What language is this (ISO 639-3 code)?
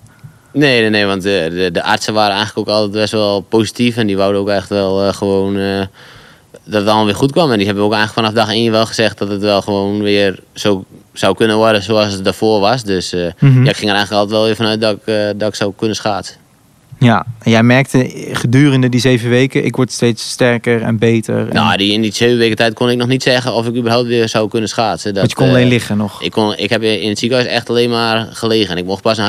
nld